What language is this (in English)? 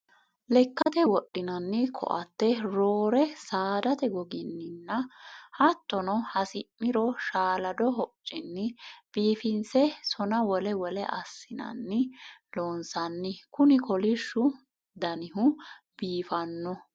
Sidamo